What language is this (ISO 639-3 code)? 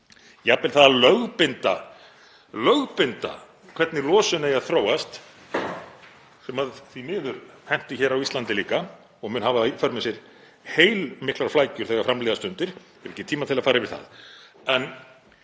isl